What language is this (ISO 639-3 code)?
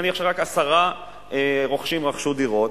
heb